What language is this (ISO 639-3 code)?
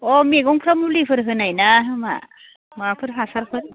brx